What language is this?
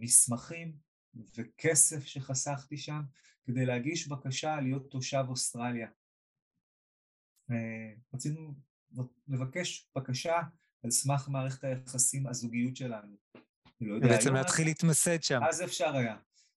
Hebrew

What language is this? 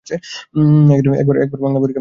Bangla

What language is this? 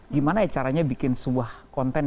Indonesian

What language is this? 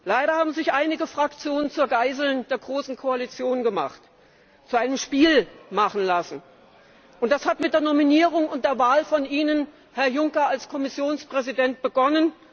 German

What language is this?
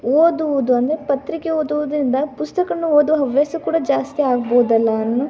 Kannada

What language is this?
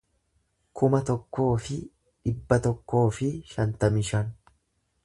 Oromo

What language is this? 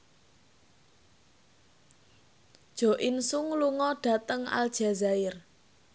Javanese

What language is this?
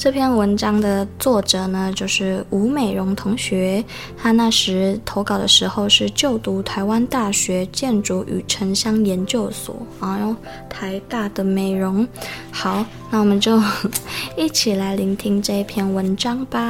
Chinese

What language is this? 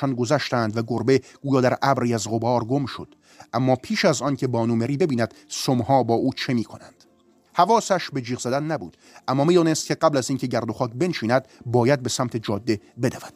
Persian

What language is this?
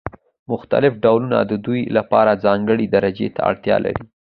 Pashto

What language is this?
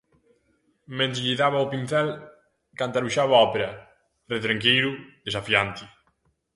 Galician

